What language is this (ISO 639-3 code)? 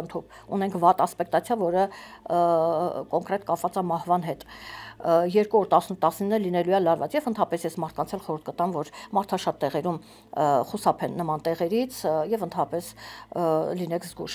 ron